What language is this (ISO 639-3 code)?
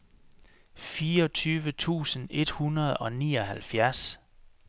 dan